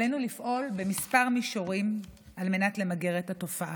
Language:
Hebrew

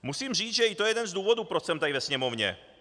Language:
Czech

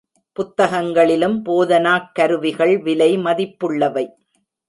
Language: Tamil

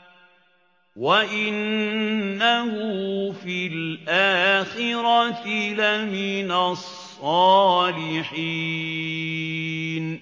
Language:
Arabic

